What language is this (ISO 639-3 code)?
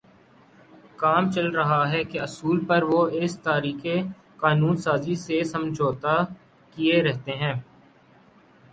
urd